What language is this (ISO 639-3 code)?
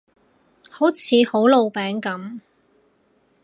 yue